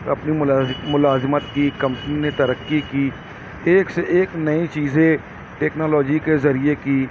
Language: Urdu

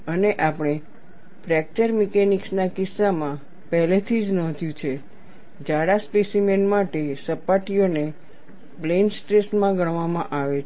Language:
Gujarati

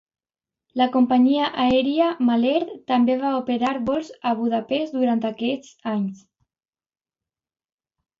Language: Catalan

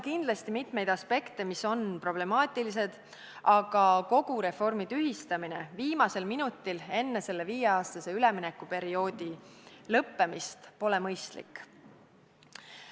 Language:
Estonian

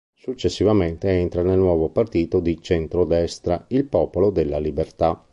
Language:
Italian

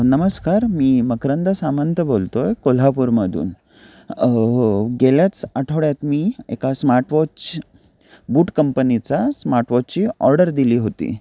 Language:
Marathi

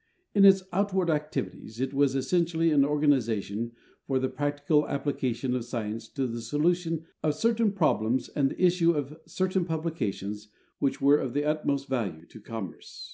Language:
English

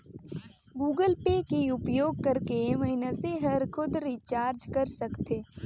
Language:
Chhattisgarhi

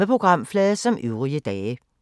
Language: Danish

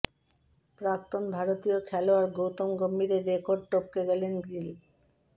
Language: Bangla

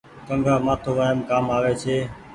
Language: Goaria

